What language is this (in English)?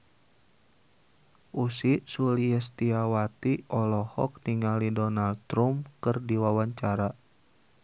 Sundanese